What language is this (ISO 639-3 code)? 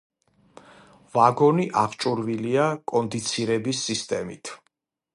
kat